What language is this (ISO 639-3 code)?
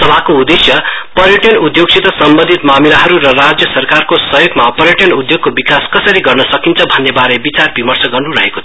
nep